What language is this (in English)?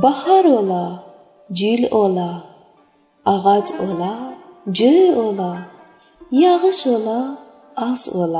Persian